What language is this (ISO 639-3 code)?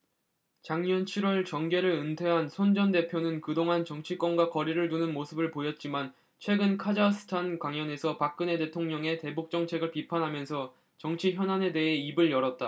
kor